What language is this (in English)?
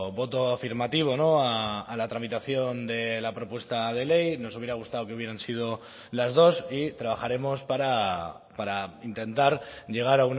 Spanish